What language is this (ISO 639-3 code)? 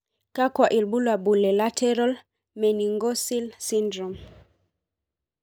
mas